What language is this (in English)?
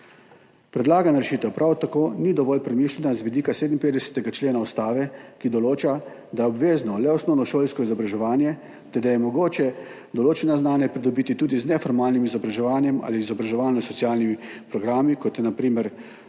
Slovenian